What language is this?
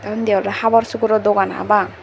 Chakma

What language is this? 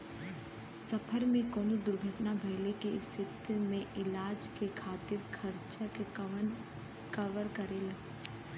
Bhojpuri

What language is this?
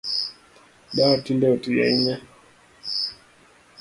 Luo (Kenya and Tanzania)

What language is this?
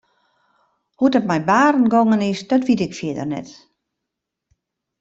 Western Frisian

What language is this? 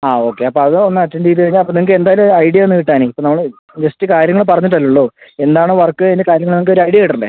Malayalam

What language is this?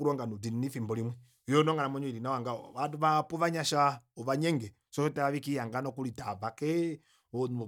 Kuanyama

